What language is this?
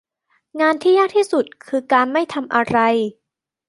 Thai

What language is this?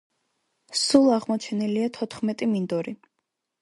Georgian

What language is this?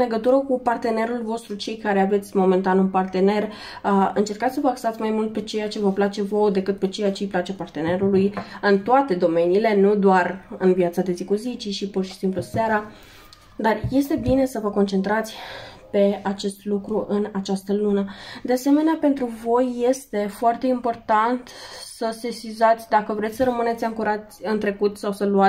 Romanian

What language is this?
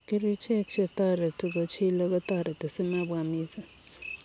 Kalenjin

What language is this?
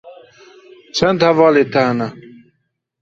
Kurdish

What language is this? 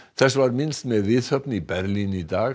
Icelandic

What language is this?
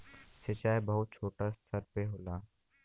Bhojpuri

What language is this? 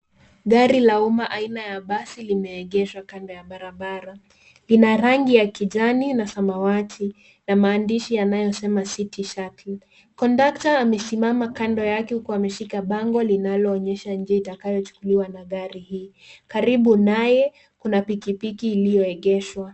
Swahili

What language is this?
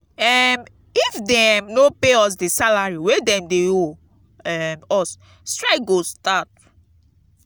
Nigerian Pidgin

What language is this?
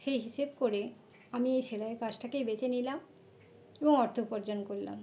Bangla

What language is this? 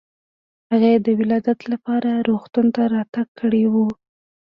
Pashto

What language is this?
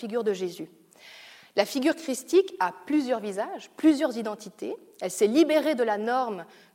French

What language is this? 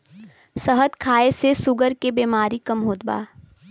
Bhojpuri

